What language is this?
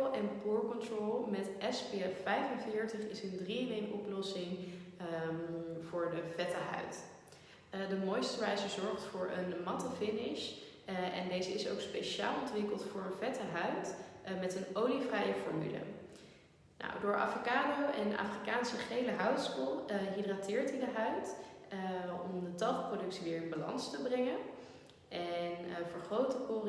Dutch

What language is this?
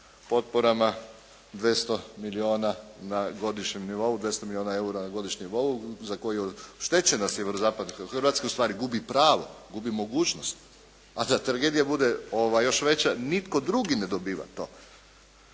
Croatian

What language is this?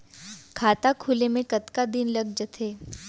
Chhattisgarhi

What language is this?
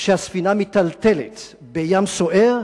Hebrew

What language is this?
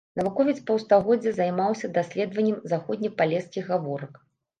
Belarusian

